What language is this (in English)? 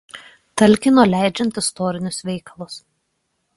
Lithuanian